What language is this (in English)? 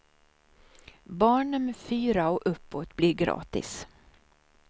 Swedish